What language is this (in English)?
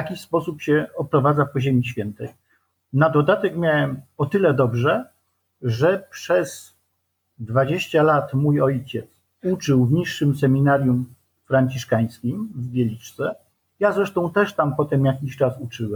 Polish